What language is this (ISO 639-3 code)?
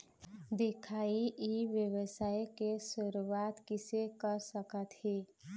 hne